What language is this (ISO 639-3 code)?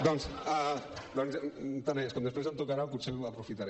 cat